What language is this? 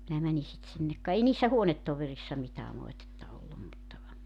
Finnish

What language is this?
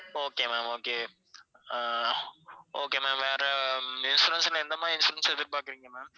Tamil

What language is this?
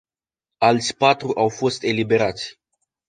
Romanian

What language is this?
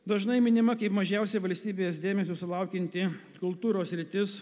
Lithuanian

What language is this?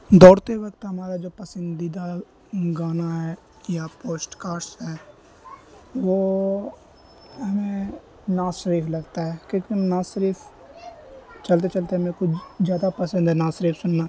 Urdu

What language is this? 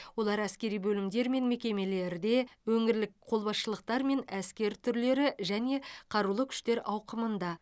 Kazakh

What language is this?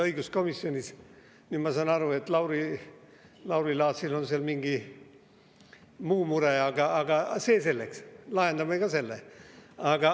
Estonian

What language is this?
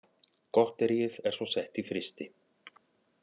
Icelandic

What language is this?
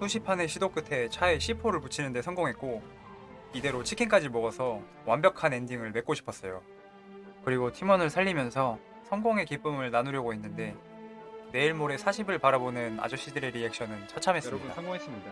Korean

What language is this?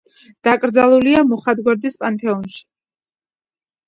Georgian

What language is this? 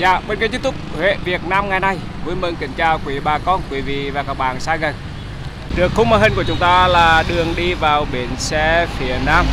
Vietnamese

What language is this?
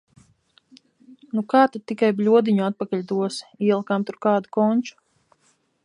Latvian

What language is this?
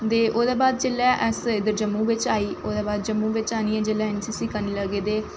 Dogri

